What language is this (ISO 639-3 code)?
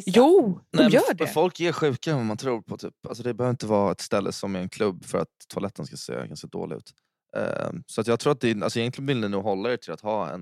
swe